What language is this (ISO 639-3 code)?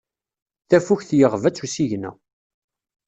kab